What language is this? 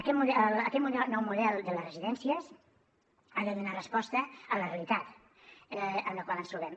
Catalan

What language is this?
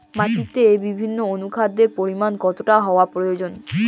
Bangla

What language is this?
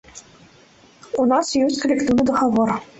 Belarusian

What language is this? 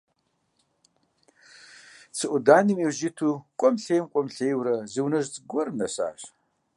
Kabardian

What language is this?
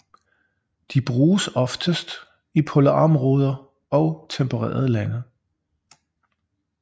Danish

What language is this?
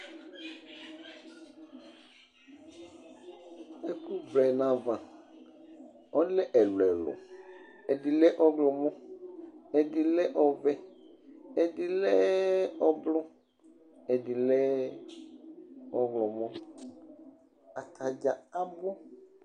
Ikposo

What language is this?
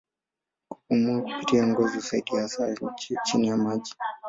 Swahili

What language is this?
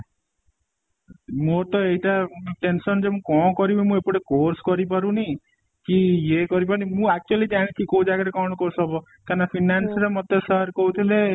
Odia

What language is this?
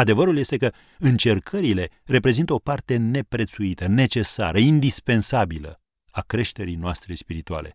Romanian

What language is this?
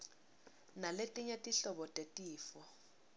Swati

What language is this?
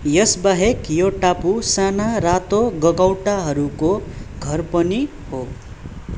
Nepali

